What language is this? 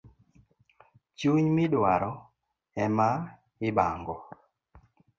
Luo (Kenya and Tanzania)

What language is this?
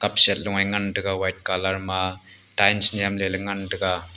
Wancho Naga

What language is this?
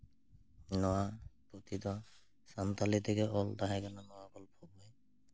Santali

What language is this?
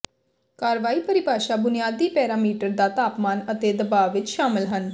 Punjabi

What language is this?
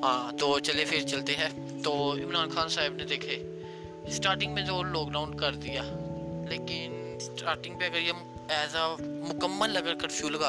Urdu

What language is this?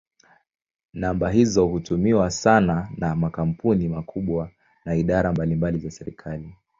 Swahili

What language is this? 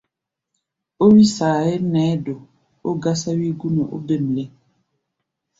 Gbaya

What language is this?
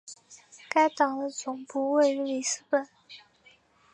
Chinese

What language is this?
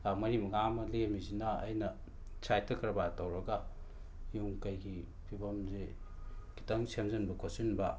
Manipuri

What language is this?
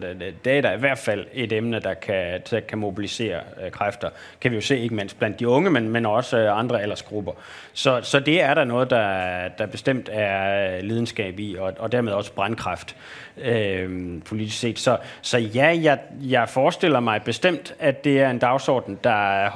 Danish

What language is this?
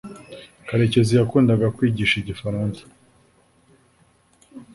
Kinyarwanda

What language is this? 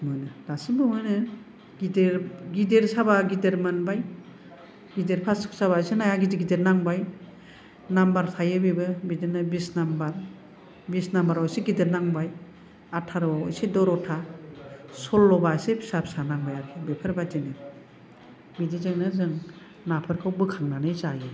Bodo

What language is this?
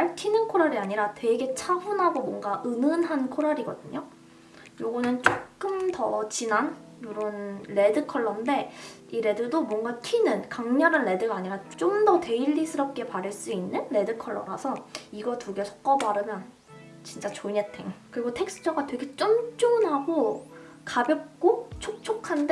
Korean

